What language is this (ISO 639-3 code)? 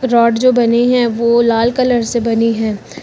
hin